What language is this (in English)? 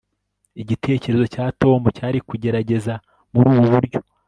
Kinyarwanda